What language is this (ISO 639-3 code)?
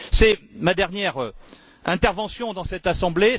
fra